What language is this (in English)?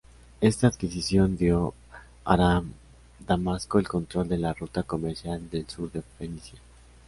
Spanish